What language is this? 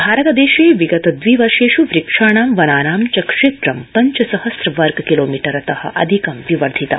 Sanskrit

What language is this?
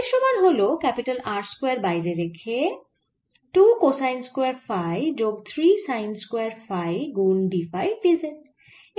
Bangla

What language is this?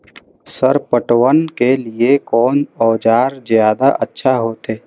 Maithili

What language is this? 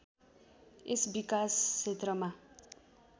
Nepali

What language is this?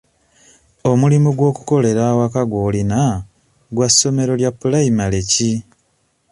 Ganda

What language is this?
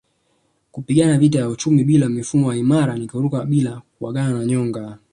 Swahili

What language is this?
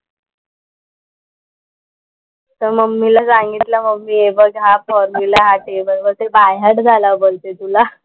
Marathi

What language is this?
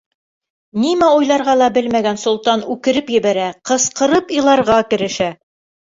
Bashkir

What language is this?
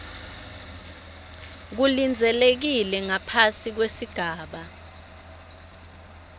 Swati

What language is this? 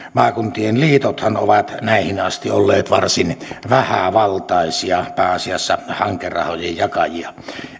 Finnish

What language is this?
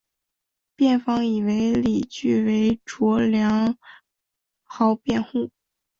Chinese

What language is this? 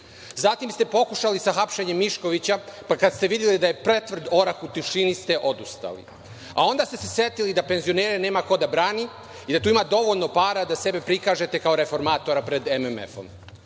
Serbian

